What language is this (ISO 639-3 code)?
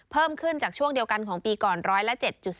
tha